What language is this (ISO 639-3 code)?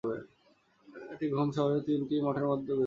ben